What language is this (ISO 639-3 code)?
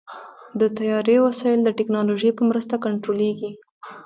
pus